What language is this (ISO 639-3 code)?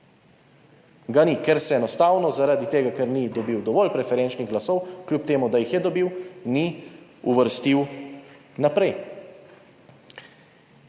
slv